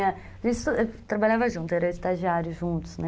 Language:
Portuguese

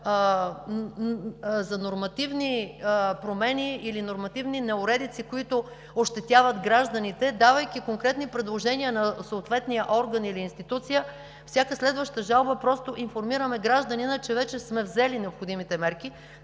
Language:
Bulgarian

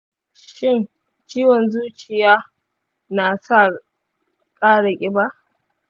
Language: Hausa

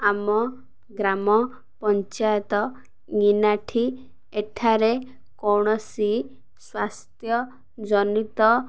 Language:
Odia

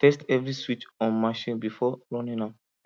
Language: Nigerian Pidgin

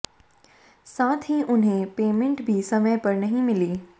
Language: Hindi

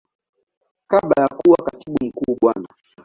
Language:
Swahili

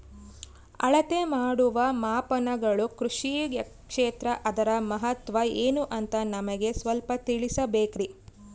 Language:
Kannada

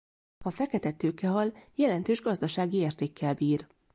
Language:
Hungarian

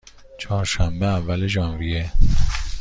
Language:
Persian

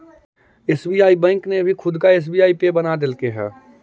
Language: Magahi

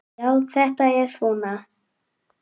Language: Icelandic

